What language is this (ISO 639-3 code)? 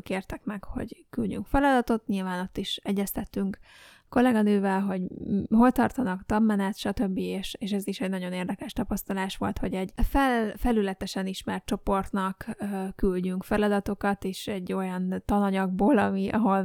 hun